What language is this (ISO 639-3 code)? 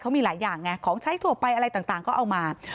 tha